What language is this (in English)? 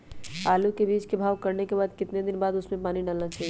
Magahi